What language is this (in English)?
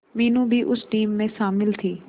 Hindi